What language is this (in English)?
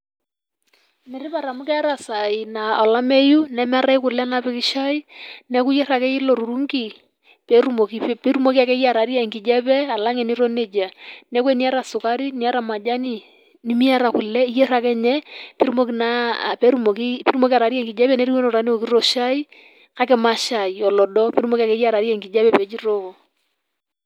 Masai